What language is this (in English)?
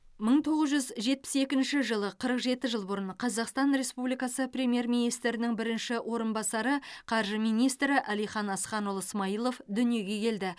Kazakh